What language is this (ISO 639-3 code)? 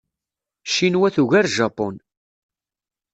kab